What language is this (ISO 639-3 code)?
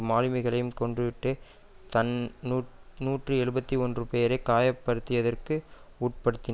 tam